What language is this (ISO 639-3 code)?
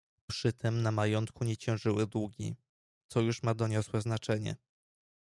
pol